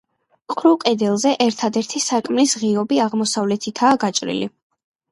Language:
Georgian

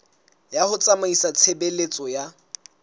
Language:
Southern Sotho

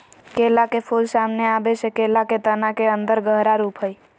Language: Magahi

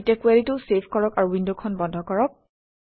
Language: Assamese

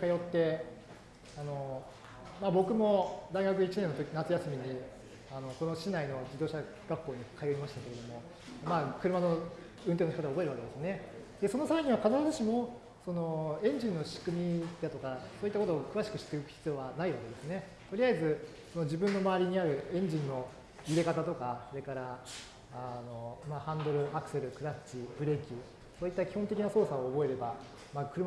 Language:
Japanese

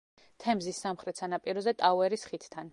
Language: Georgian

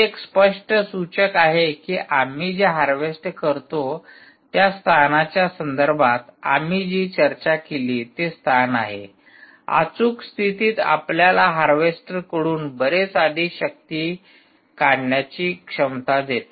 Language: Marathi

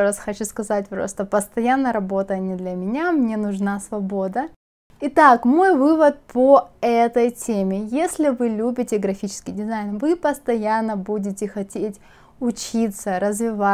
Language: Russian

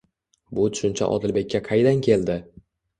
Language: Uzbek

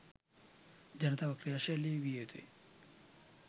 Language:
Sinhala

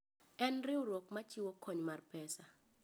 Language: Luo (Kenya and Tanzania)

